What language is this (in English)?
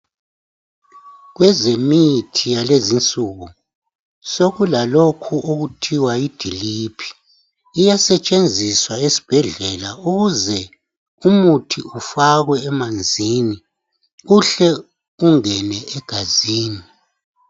North Ndebele